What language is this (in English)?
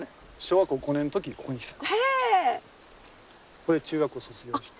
Japanese